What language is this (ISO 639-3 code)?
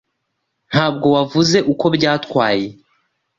kin